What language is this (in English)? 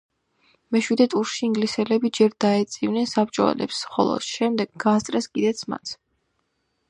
Georgian